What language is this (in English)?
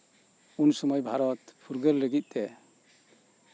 Santali